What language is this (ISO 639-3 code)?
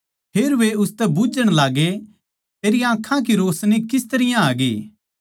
bgc